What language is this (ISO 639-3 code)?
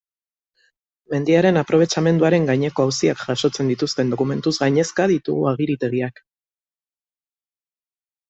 eus